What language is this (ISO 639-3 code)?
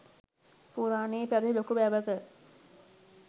sin